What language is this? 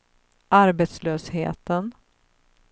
Swedish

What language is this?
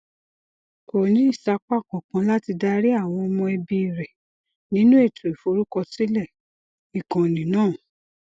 Yoruba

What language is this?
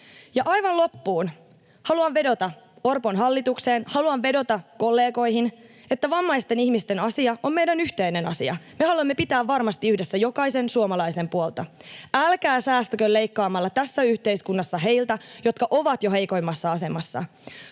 Finnish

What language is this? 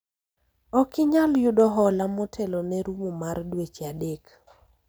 Luo (Kenya and Tanzania)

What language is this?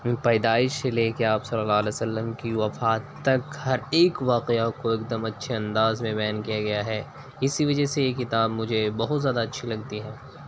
Urdu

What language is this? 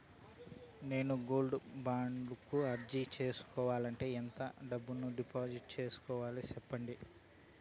Telugu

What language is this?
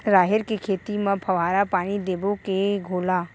Chhattisgarhi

